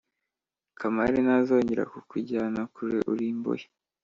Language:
Kinyarwanda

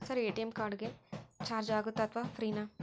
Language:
Kannada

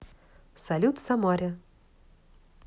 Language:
Russian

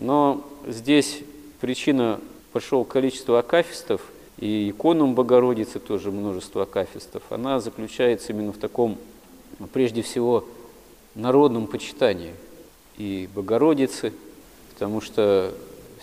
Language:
Russian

